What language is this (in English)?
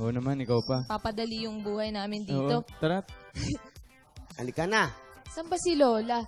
Filipino